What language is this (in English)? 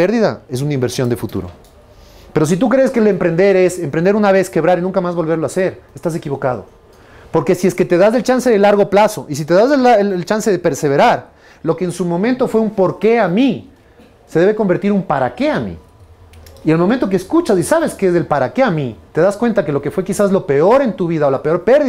Spanish